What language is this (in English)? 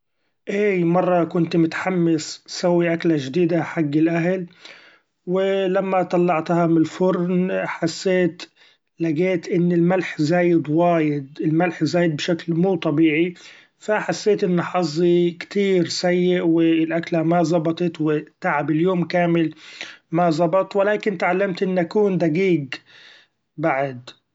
Gulf Arabic